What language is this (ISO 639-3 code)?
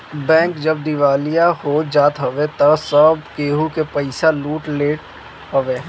bho